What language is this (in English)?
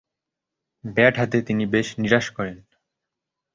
Bangla